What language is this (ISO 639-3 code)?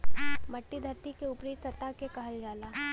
bho